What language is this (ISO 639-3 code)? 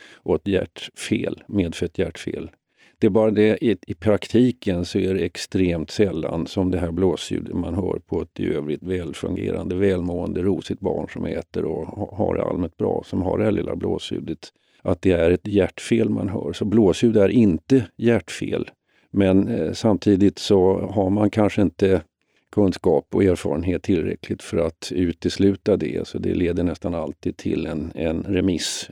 swe